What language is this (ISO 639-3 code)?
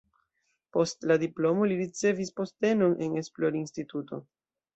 epo